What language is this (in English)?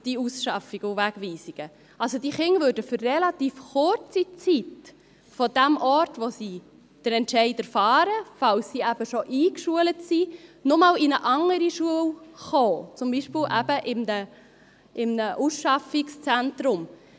Swiss German